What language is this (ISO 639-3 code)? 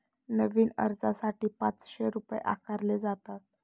mar